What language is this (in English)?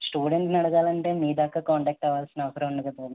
Telugu